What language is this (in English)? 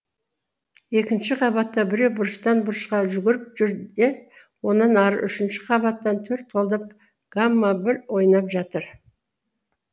Kazakh